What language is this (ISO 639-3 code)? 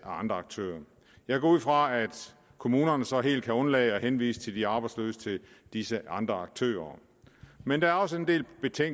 dan